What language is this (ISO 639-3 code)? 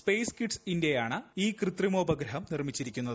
mal